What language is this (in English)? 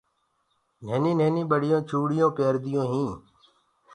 Gurgula